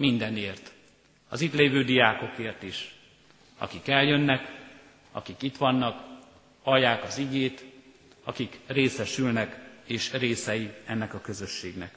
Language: Hungarian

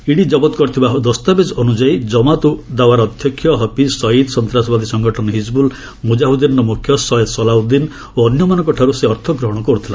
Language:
Odia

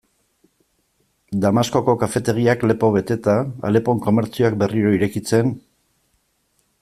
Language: Basque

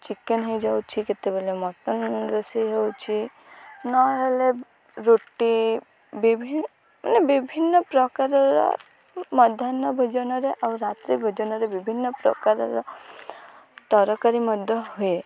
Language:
Odia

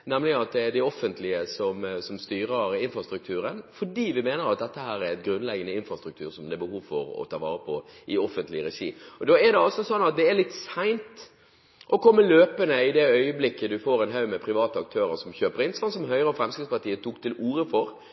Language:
Norwegian Bokmål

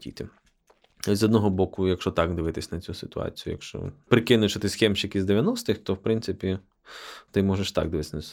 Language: Ukrainian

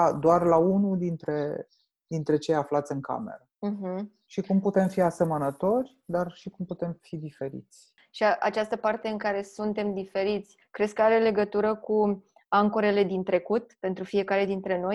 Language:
Romanian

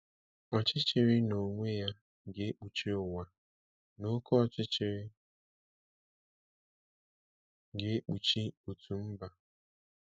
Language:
Igbo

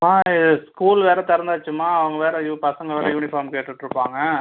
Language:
Tamil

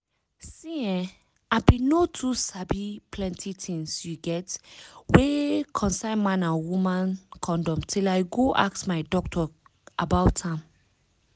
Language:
Nigerian Pidgin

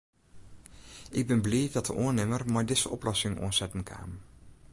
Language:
Western Frisian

